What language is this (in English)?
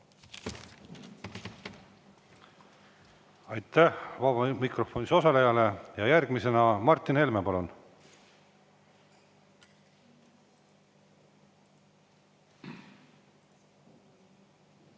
Estonian